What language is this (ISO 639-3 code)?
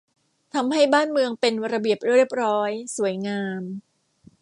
tha